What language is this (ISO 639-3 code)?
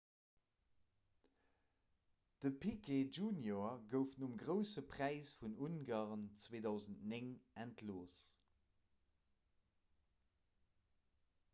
ltz